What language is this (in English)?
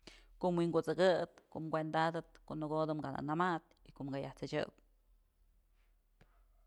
Mazatlán Mixe